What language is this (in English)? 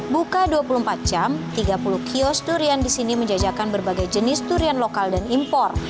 Indonesian